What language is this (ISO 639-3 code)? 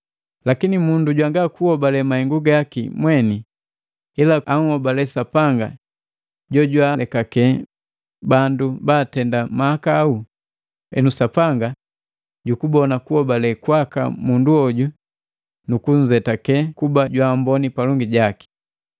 mgv